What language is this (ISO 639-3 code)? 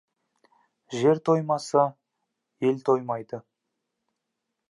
kaz